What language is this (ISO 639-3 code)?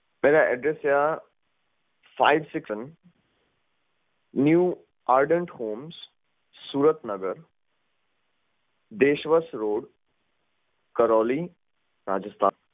pan